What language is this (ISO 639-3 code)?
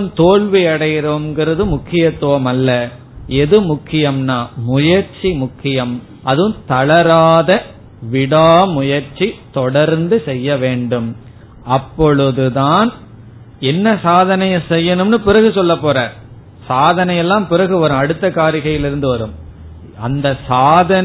tam